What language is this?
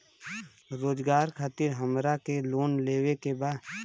Bhojpuri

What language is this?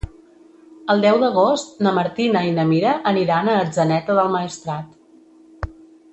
Catalan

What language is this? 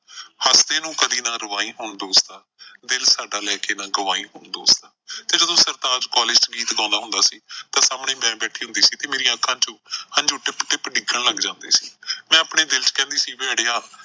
Punjabi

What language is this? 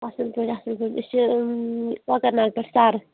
Kashmiri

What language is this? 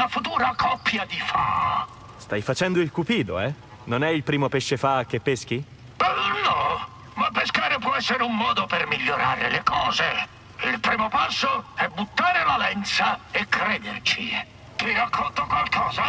Italian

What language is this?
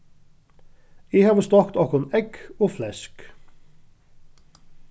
Faroese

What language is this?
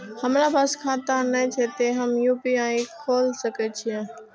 Maithili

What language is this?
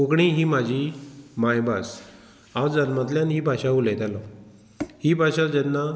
Konkani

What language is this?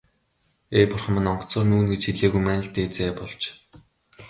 Mongolian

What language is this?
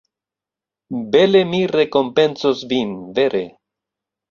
Esperanto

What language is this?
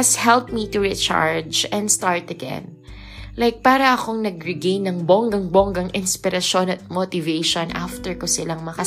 Filipino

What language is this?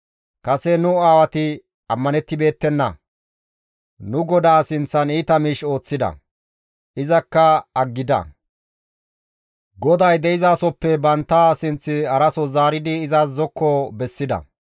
Gamo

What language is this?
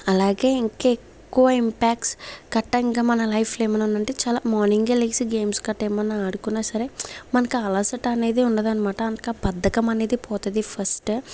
Telugu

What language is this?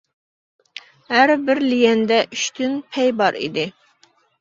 Uyghur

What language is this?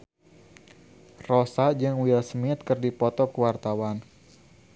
Sundanese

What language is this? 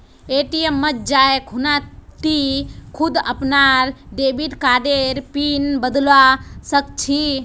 Magahi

